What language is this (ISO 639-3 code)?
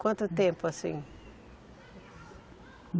por